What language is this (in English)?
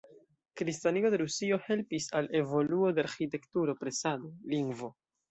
Esperanto